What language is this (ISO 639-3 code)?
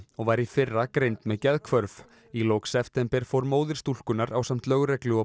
isl